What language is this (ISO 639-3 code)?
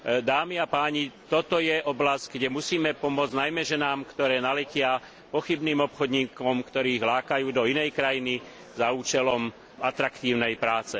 slk